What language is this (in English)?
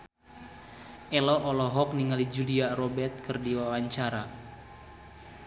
Sundanese